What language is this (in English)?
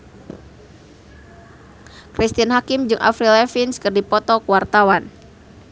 Sundanese